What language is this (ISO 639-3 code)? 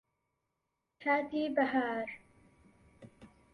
ckb